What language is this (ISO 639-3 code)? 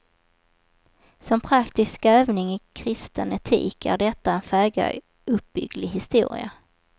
swe